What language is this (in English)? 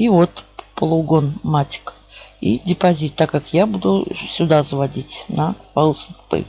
Russian